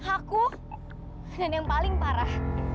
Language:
Indonesian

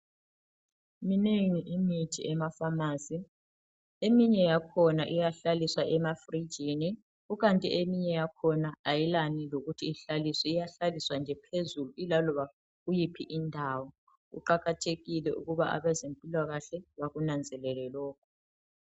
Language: North Ndebele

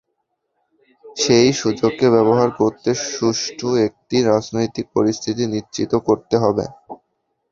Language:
Bangla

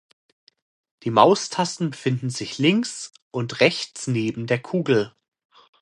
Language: German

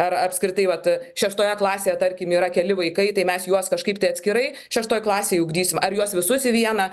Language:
Lithuanian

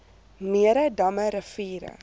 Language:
Afrikaans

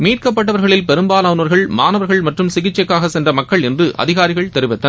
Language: Tamil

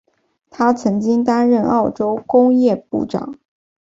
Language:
Chinese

